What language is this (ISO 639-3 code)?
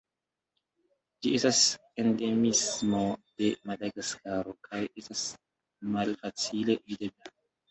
epo